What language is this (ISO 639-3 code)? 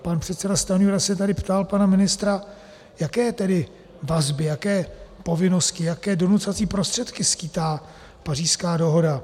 ces